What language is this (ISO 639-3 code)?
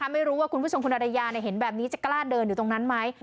tha